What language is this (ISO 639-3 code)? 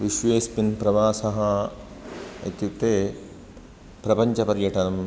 san